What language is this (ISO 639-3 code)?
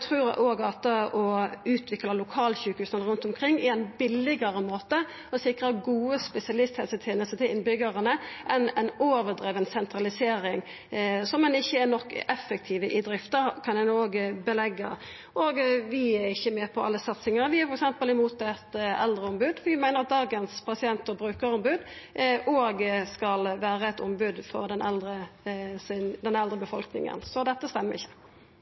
nno